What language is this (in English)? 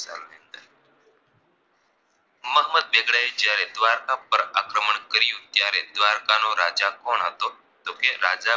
Gujarati